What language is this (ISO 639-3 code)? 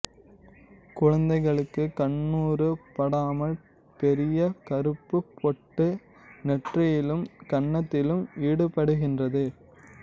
tam